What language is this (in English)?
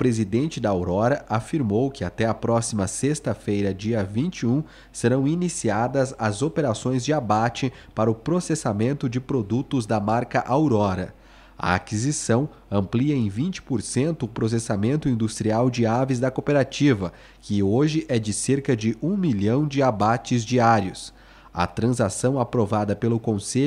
Portuguese